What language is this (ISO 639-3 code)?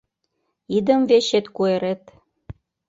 chm